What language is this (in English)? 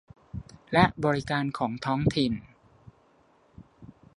Thai